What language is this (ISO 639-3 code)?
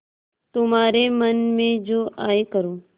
hin